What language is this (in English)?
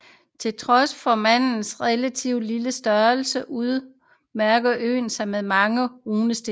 Danish